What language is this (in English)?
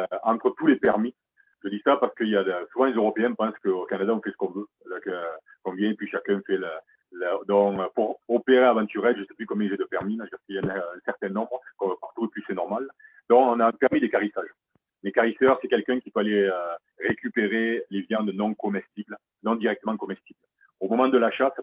French